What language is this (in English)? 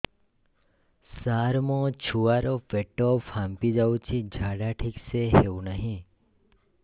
Odia